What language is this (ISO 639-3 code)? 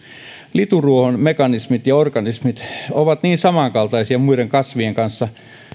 fin